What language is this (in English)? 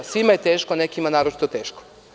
Serbian